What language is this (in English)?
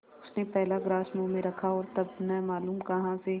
Hindi